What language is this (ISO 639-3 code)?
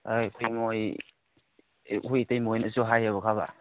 mni